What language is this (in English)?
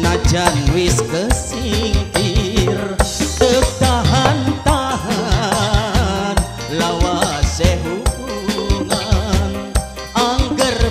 Indonesian